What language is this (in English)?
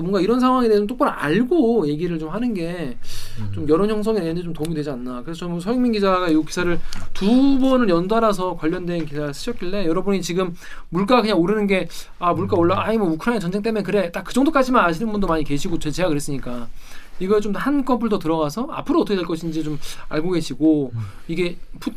Korean